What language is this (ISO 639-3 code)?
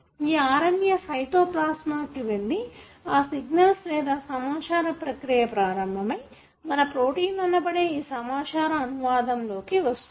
tel